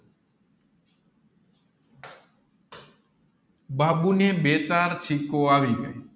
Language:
Gujarati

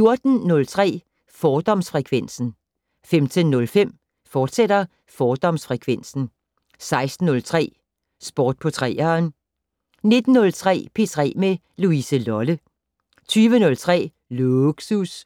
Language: Danish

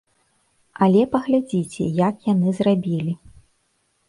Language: Belarusian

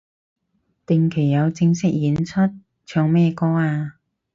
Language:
Cantonese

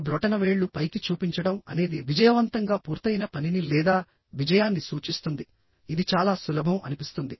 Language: Telugu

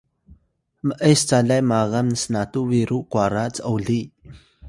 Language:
Atayal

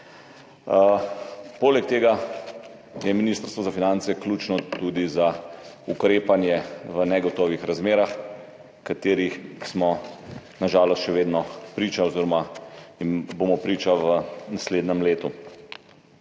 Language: Slovenian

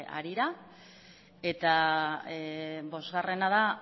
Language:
Basque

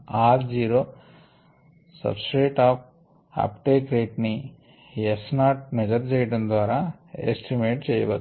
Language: Telugu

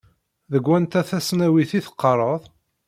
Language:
Kabyle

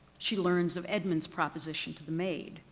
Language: English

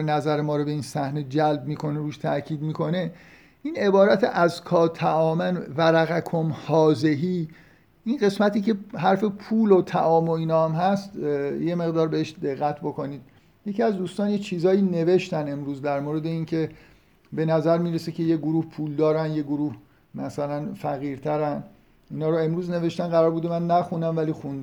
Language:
Persian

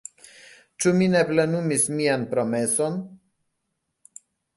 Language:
Esperanto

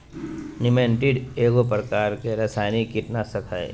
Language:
Magahi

